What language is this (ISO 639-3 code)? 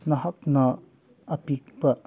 mni